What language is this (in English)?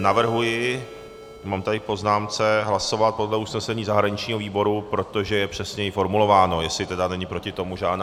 Czech